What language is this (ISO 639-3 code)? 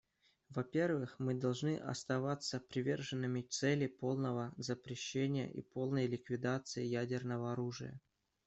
rus